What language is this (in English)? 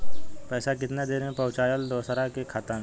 Bhojpuri